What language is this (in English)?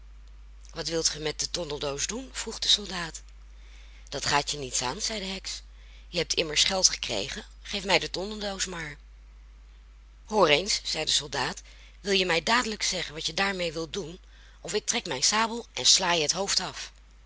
Dutch